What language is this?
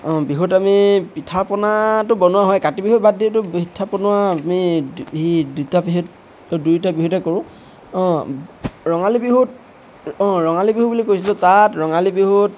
Assamese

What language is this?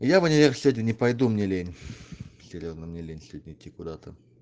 Russian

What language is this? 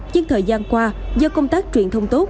Vietnamese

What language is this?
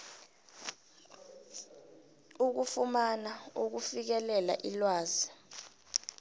South Ndebele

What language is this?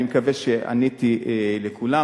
Hebrew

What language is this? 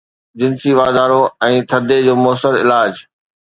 Sindhi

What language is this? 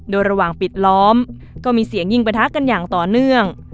Thai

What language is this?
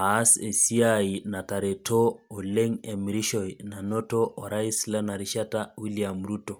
Masai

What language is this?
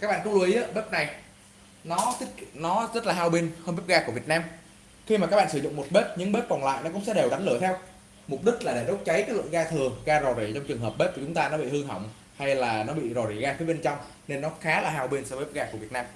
Vietnamese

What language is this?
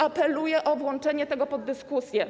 Polish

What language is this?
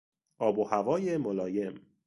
Persian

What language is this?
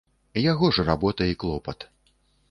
Belarusian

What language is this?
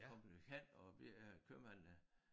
Danish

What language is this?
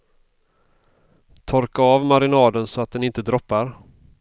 Swedish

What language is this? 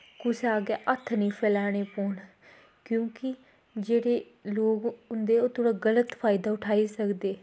Dogri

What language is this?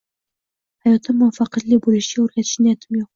Uzbek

